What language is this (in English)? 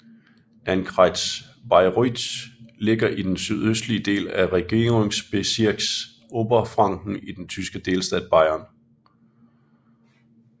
Danish